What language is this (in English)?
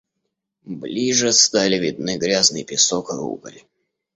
Russian